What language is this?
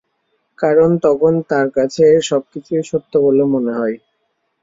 Bangla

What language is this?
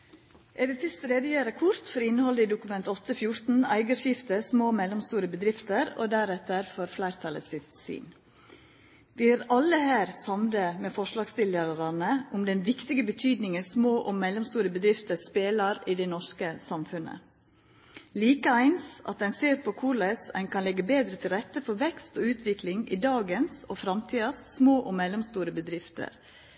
Norwegian Nynorsk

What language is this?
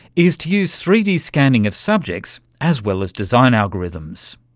English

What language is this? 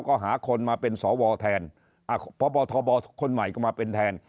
Thai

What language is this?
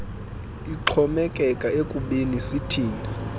Xhosa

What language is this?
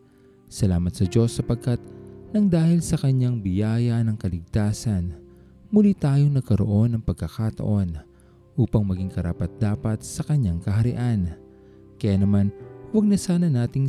Filipino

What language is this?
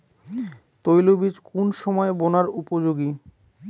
Bangla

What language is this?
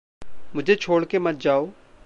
Hindi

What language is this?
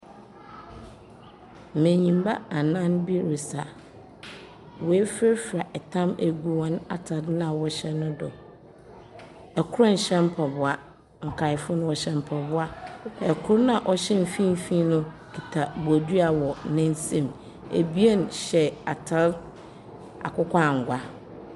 Akan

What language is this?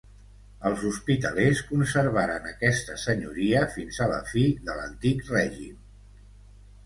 Catalan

